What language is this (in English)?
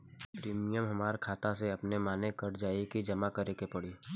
Bhojpuri